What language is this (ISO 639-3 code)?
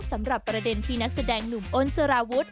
tha